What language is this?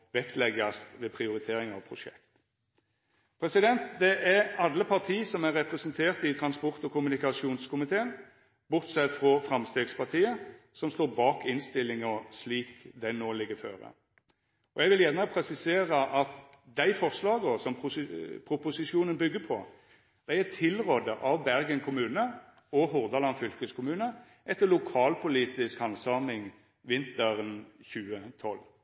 Norwegian Nynorsk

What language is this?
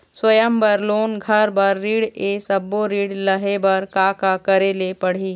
Chhattisgarhi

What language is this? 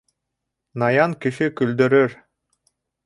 Bashkir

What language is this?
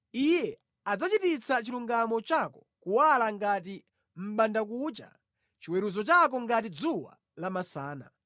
Nyanja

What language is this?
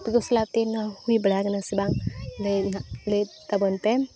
Santali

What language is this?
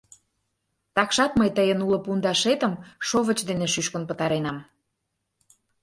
Mari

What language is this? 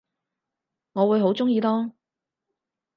Cantonese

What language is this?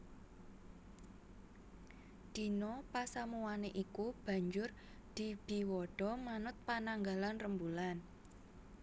Javanese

